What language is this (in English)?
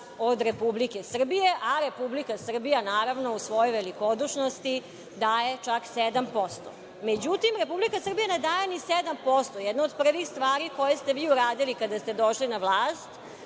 Serbian